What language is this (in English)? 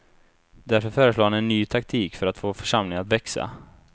Swedish